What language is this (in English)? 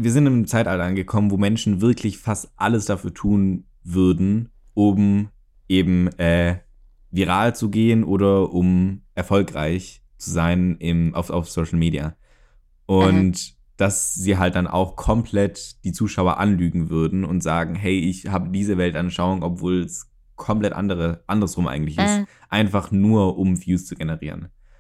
German